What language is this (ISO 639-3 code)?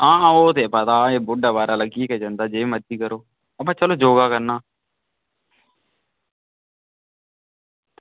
doi